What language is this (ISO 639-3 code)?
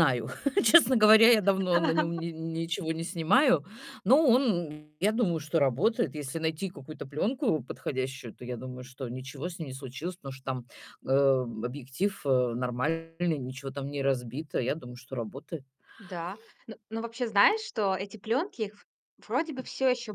rus